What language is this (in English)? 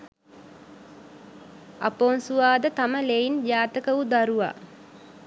Sinhala